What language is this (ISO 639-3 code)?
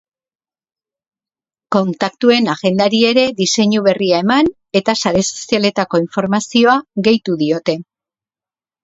eus